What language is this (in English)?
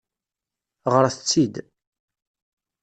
Kabyle